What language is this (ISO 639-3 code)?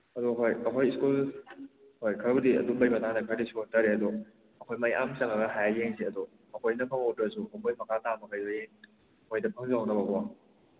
mni